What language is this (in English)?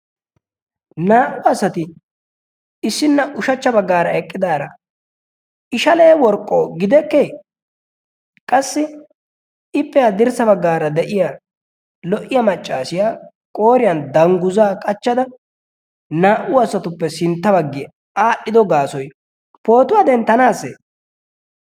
Wolaytta